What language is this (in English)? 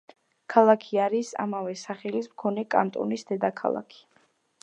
Georgian